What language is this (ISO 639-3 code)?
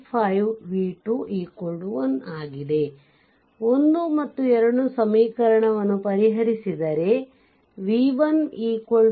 kan